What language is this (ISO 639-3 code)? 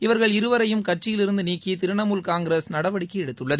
tam